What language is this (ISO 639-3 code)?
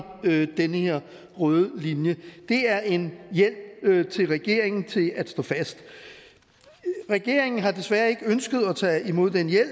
dan